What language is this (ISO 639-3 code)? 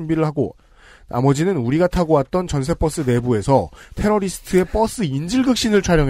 kor